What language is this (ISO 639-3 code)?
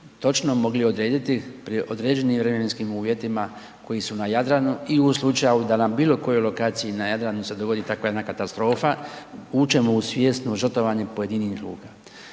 hrv